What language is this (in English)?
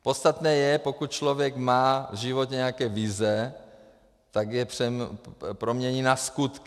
Czech